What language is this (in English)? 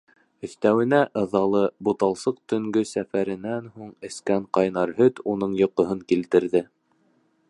Bashkir